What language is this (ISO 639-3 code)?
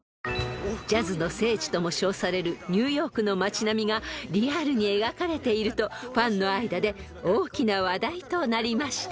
jpn